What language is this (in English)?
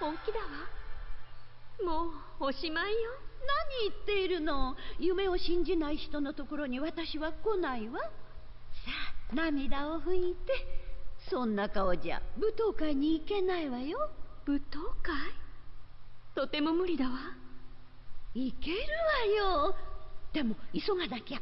Thai